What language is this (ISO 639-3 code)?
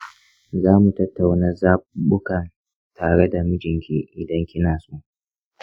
hau